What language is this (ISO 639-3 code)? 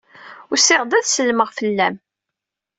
kab